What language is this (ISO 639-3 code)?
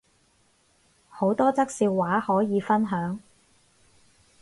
yue